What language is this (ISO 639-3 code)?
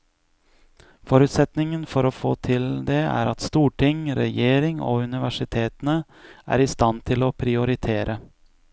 nor